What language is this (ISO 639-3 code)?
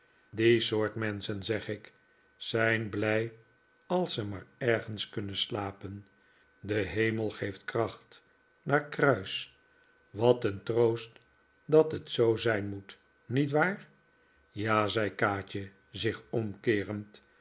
nld